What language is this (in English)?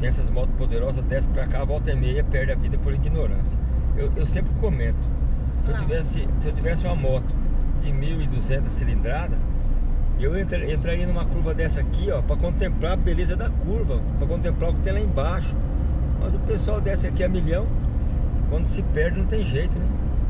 Portuguese